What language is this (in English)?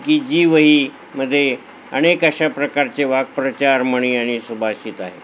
Marathi